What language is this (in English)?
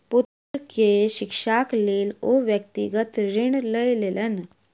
Maithili